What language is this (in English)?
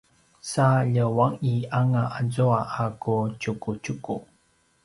Paiwan